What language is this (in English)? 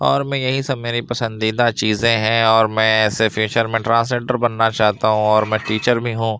Urdu